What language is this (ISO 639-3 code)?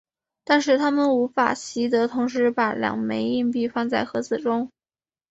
zho